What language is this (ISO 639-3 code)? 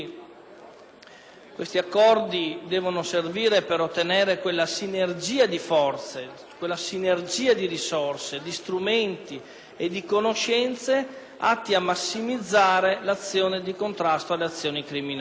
ita